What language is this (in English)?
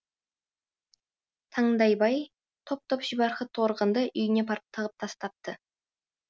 Kazakh